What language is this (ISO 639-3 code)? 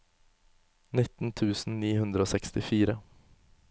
nor